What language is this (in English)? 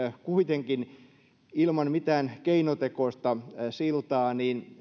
Finnish